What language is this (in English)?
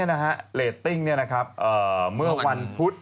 Thai